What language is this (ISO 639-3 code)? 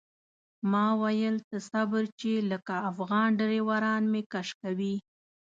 pus